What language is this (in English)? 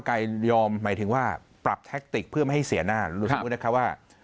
Thai